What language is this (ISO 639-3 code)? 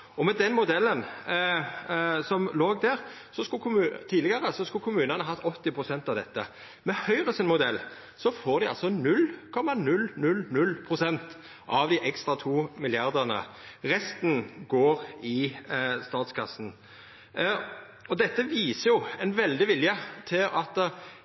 nno